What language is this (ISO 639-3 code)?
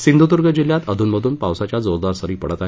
mar